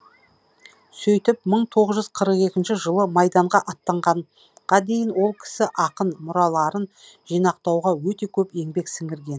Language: Kazakh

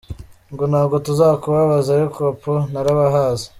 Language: Kinyarwanda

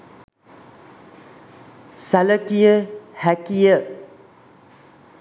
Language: Sinhala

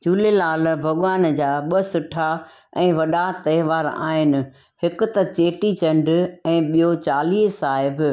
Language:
Sindhi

